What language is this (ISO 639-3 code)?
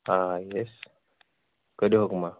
kas